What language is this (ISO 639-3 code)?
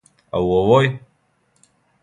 srp